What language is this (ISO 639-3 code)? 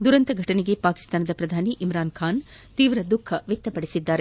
kan